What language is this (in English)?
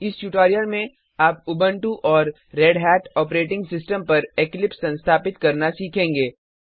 Hindi